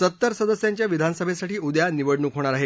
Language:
Marathi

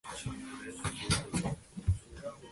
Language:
Chinese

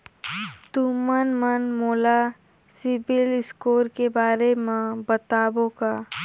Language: Chhattisgarhi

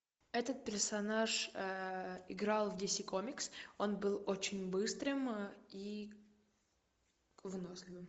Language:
Russian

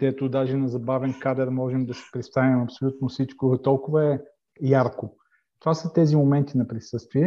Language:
Bulgarian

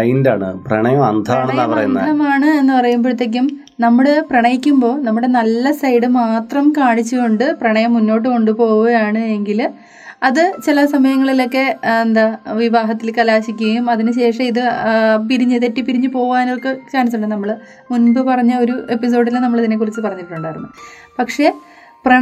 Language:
Malayalam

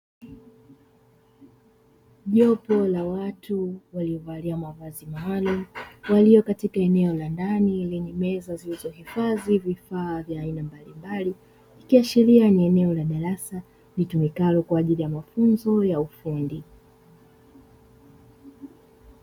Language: Swahili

